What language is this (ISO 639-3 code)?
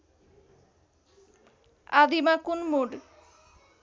nep